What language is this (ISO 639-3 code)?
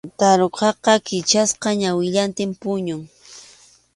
qxu